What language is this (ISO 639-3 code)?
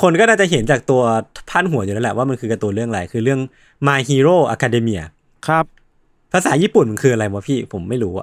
tha